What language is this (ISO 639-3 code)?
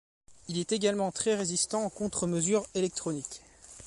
fra